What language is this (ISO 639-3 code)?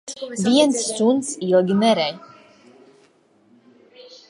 lav